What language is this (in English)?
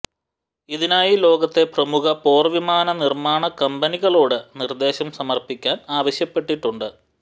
Malayalam